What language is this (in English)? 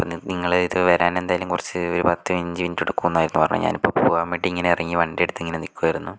Malayalam